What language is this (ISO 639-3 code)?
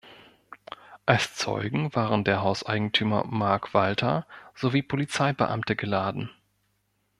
deu